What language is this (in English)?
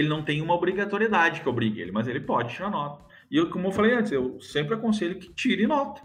Portuguese